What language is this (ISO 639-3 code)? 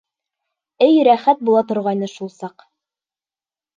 bak